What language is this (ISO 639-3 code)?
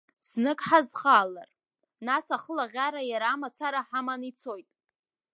abk